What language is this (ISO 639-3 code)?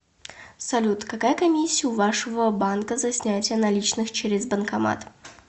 rus